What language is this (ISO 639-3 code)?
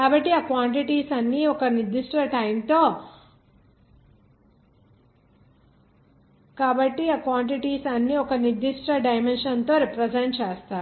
tel